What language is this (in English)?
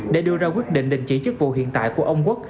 Vietnamese